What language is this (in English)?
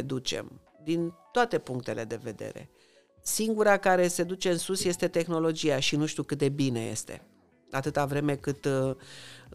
Romanian